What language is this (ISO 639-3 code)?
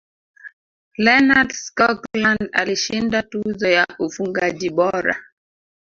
swa